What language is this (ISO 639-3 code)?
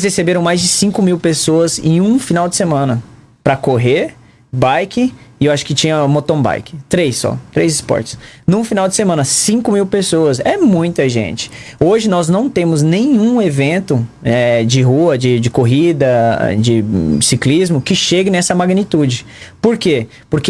por